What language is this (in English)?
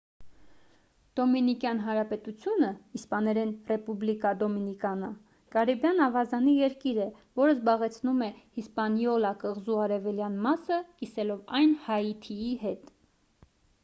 Armenian